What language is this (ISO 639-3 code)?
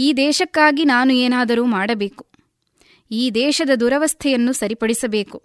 kan